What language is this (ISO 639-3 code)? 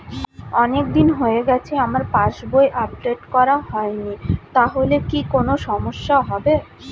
ben